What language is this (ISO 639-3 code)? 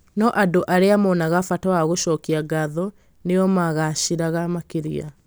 kik